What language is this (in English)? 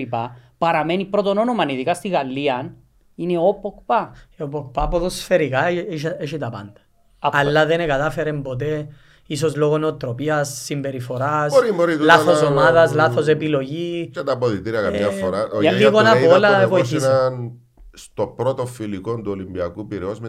Greek